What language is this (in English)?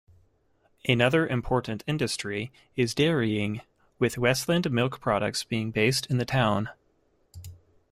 English